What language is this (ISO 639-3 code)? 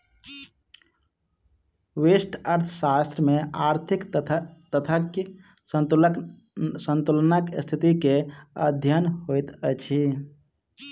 mai